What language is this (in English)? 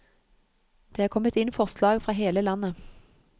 Norwegian